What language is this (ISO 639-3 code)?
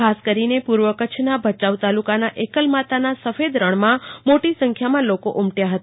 guj